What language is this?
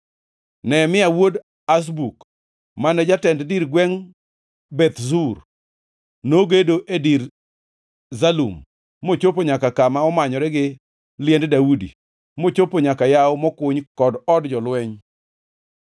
Luo (Kenya and Tanzania)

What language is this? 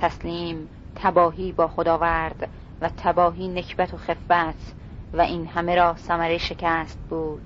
Persian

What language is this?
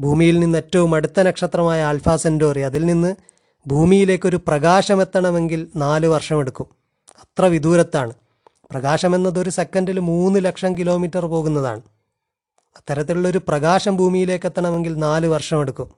Malayalam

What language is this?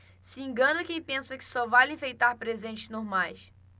Portuguese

